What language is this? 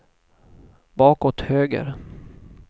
Swedish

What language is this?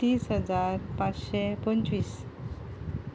Konkani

